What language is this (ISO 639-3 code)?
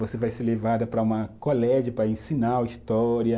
por